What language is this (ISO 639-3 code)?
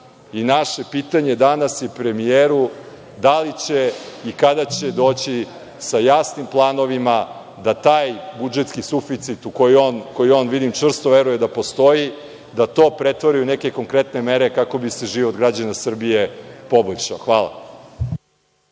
srp